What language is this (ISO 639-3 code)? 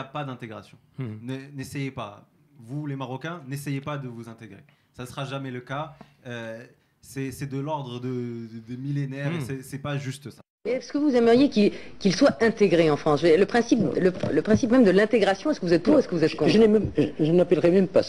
fra